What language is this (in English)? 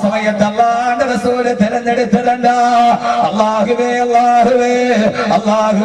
Arabic